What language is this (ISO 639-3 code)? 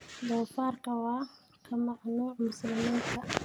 som